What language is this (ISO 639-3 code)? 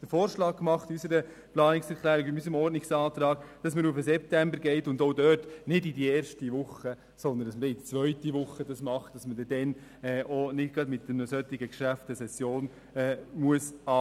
gsw